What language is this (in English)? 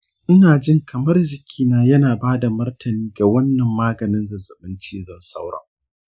Hausa